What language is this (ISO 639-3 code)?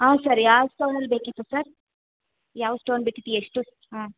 kan